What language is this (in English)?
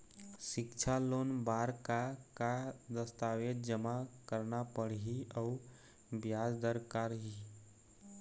Chhattisgarhi